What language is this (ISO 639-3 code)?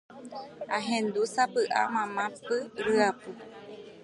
grn